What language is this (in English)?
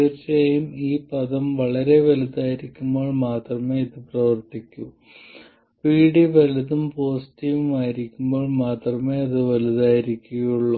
Malayalam